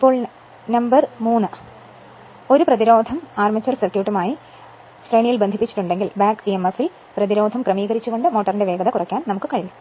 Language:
Malayalam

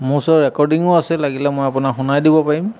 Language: Assamese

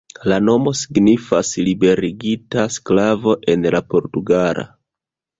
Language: Esperanto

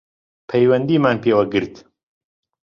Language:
Central Kurdish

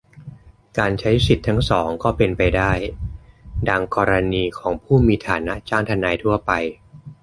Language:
Thai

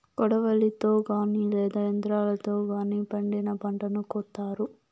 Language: Telugu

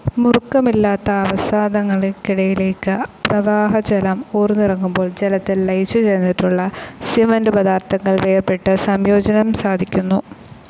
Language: Malayalam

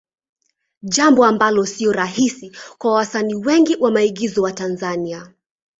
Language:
Swahili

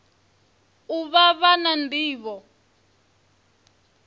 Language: Venda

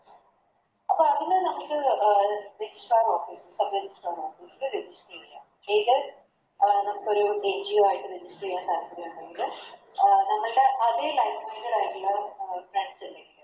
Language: Malayalam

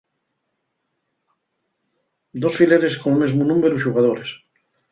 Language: Asturian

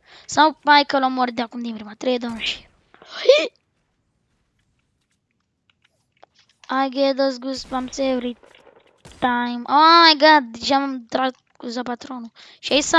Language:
Romanian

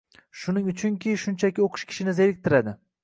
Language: Uzbek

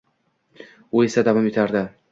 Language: Uzbek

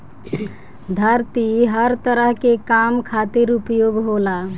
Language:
Bhojpuri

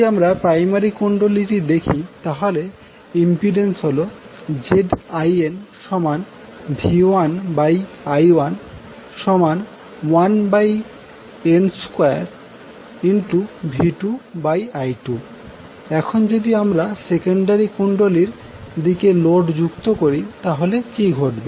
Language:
Bangla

